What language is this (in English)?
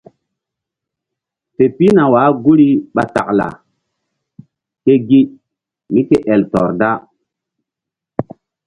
Mbum